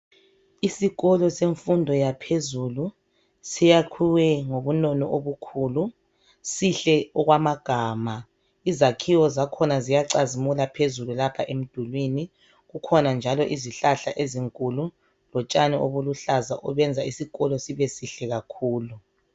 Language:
North Ndebele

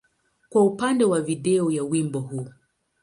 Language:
Swahili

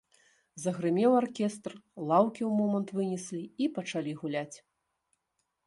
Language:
Belarusian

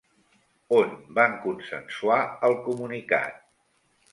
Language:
Catalan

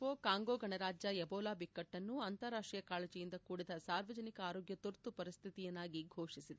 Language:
Kannada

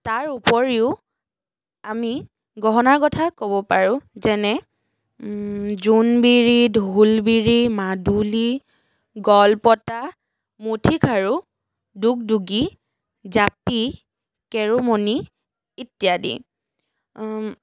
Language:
Assamese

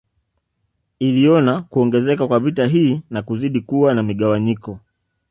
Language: Swahili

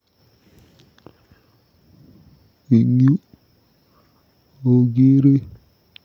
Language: Kalenjin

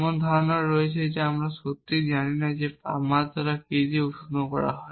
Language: Bangla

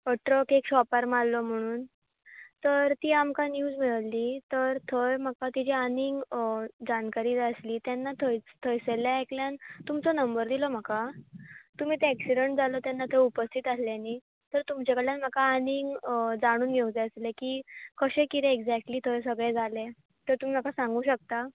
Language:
Konkani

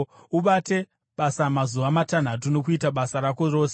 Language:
Shona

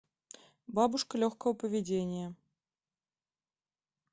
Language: Russian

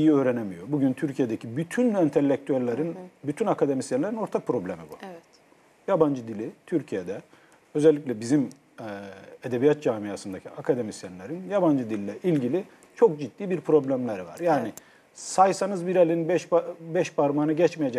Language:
Turkish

